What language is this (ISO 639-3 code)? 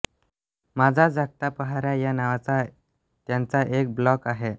mar